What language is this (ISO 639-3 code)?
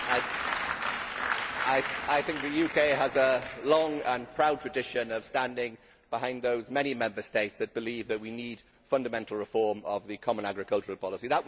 eng